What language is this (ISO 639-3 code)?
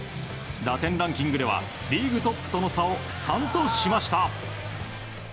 jpn